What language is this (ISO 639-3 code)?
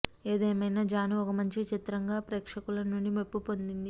tel